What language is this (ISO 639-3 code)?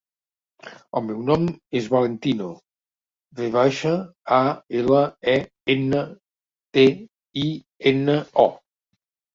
cat